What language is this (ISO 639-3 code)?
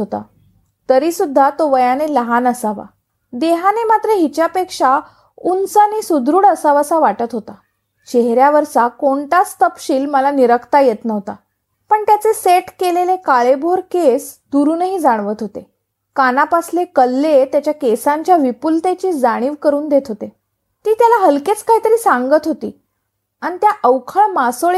mar